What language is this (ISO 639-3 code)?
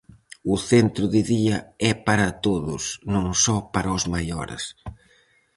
glg